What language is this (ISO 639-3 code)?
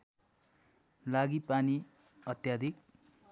nep